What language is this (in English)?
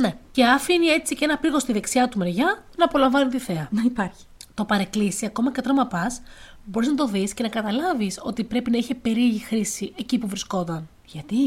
Greek